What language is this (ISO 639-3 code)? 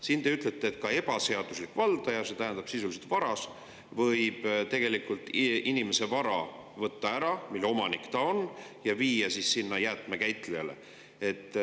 est